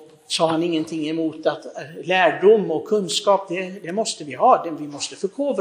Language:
Swedish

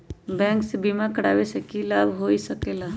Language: Magahi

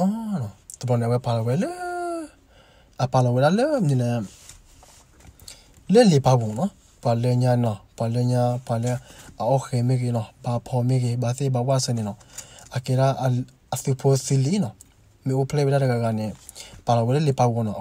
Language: Korean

